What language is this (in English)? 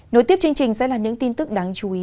Vietnamese